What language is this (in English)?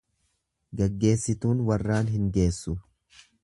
Oromo